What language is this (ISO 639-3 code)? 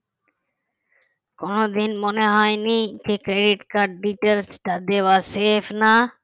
ben